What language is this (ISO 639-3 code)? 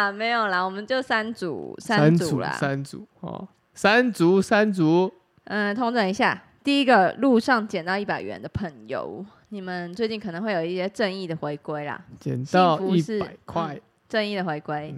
zho